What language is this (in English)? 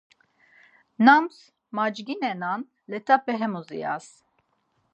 Laz